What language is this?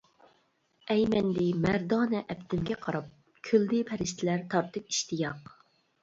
Uyghur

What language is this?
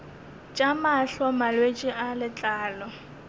Northern Sotho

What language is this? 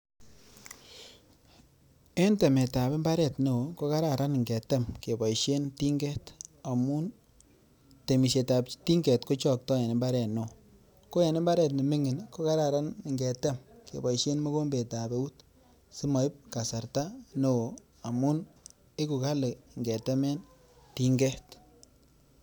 Kalenjin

